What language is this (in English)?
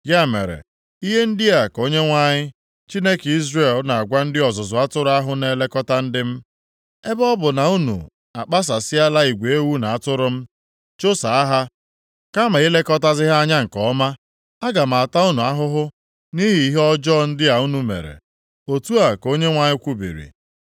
Igbo